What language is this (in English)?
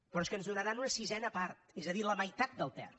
Catalan